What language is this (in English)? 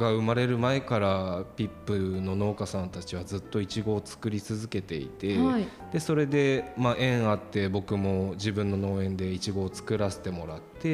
Japanese